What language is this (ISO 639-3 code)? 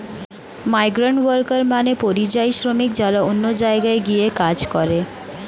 ben